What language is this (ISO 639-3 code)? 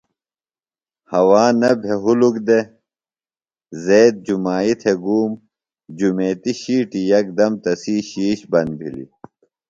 phl